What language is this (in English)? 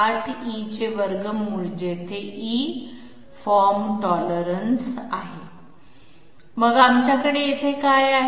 Marathi